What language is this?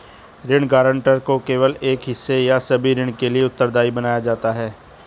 Hindi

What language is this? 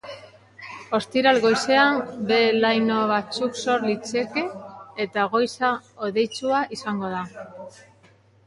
Basque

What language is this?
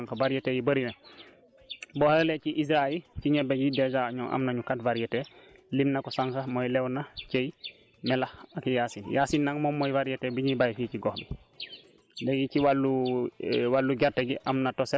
Wolof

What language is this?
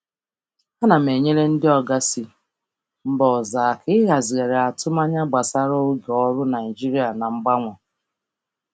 Igbo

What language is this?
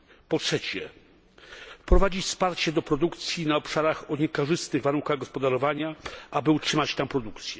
Polish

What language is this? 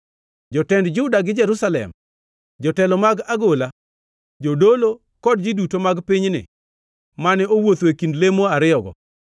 Luo (Kenya and Tanzania)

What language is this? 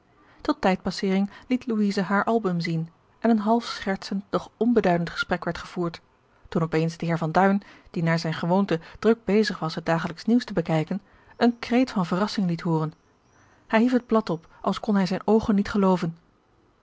Dutch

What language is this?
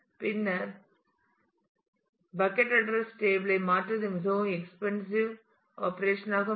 Tamil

